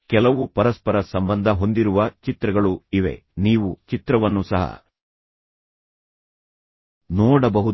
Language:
Kannada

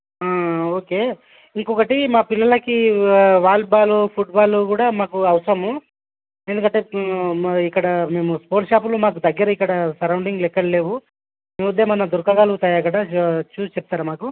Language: Telugu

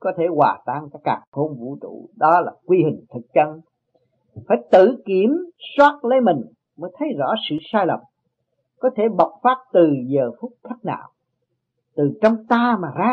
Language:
Vietnamese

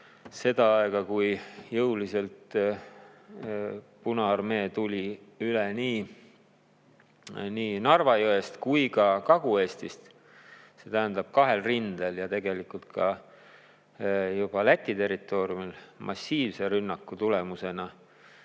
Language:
Estonian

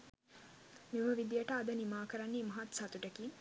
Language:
Sinhala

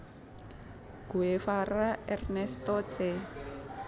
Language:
Javanese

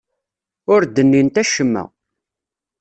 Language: Kabyle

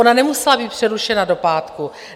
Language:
Czech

